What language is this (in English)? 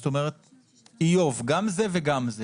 Hebrew